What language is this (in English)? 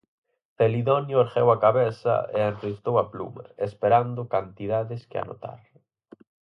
Galician